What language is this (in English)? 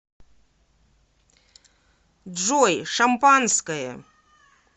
Russian